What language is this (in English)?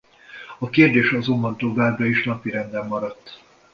Hungarian